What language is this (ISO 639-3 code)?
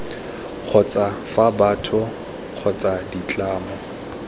tsn